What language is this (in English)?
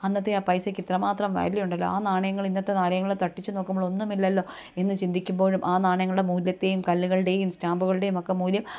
Malayalam